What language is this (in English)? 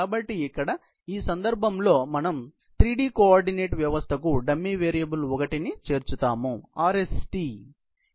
Telugu